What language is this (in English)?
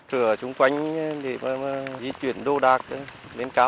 Vietnamese